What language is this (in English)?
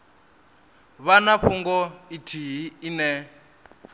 Venda